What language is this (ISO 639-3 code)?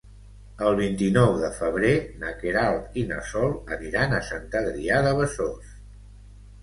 cat